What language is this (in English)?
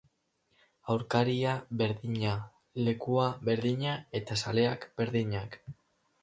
Basque